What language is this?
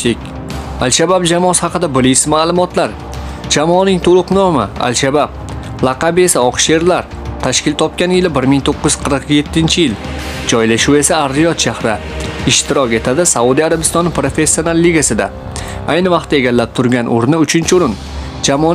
Turkish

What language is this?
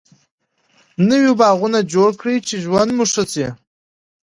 Pashto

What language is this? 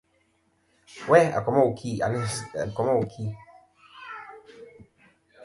Kom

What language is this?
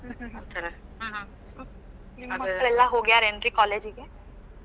Kannada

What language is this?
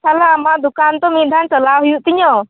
Santali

